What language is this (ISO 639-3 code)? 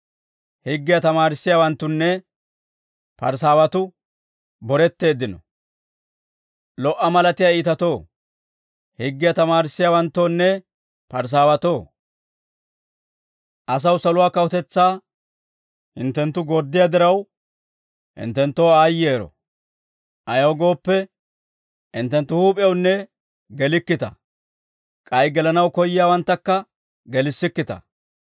dwr